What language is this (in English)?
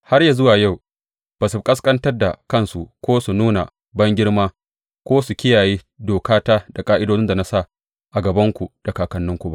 Hausa